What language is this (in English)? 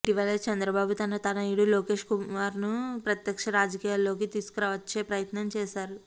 Telugu